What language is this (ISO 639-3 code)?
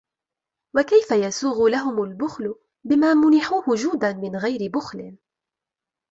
ara